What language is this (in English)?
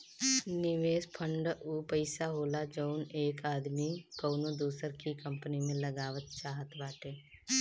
Bhojpuri